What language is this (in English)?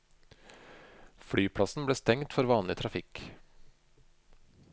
Norwegian